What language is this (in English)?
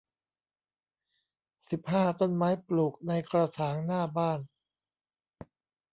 Thai